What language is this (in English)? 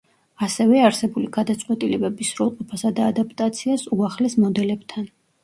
Georgian